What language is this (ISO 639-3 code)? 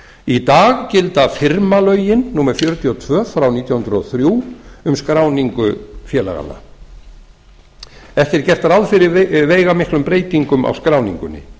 isl